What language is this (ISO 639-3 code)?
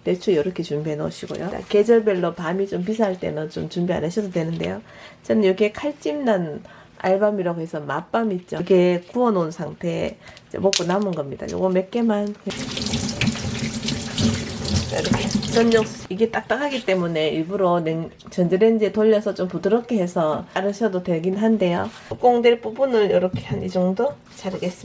kor